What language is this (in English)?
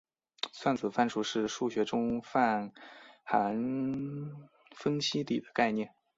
Chinese